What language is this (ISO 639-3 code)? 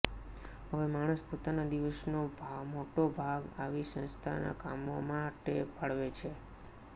guj